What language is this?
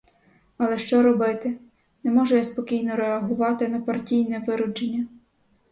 Ukrainian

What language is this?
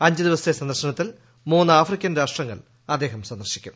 Malayalam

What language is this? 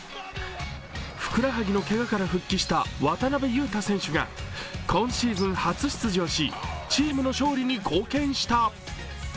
Japanese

